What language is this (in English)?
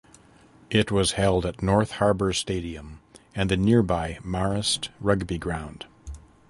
English